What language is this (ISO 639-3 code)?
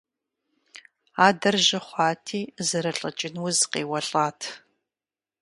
kbd